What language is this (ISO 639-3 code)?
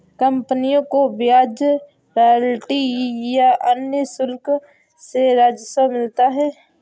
hin